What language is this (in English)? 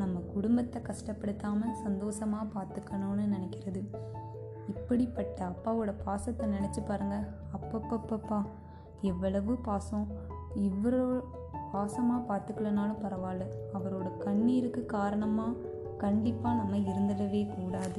Tamil